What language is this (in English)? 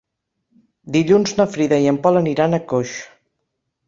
Catalan